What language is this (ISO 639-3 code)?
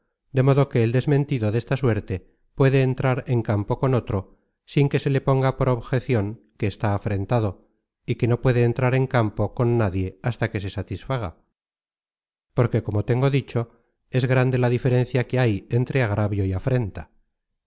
spa